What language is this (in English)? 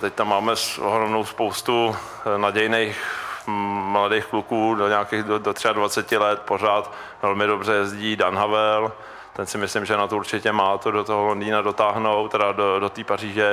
Czech